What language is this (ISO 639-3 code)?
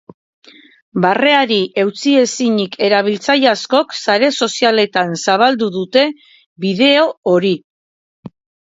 eus